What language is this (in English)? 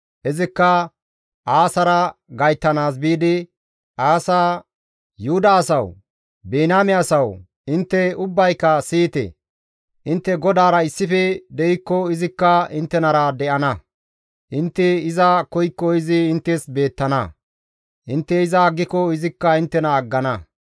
Gamo